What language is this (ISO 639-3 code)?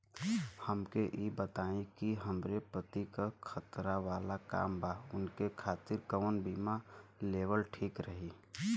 bho